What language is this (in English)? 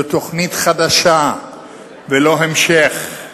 Hebrew